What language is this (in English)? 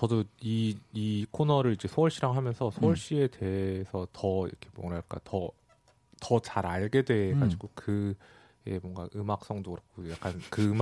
Korean